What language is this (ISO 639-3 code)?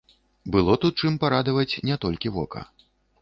bel